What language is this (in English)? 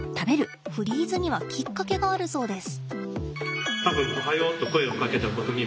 Japanese